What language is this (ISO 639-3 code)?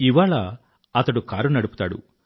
tel